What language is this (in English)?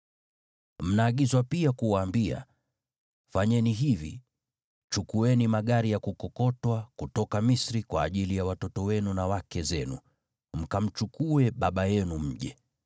Swahili